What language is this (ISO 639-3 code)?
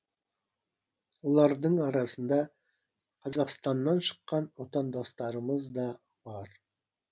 kaz